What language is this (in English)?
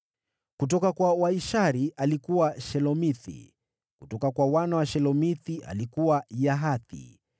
Swahili